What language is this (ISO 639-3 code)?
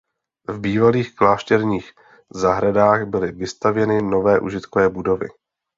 ces